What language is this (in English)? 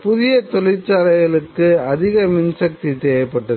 Tamil